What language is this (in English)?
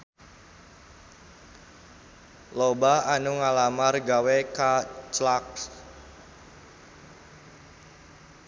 Sundanese